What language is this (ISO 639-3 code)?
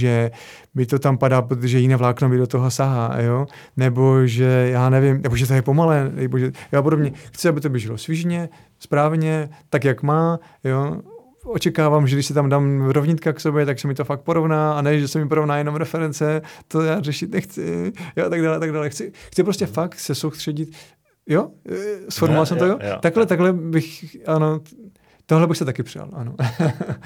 ces